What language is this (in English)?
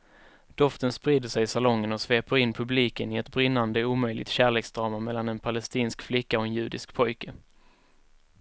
Swedish